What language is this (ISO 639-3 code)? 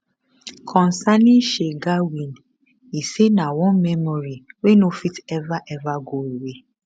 pcm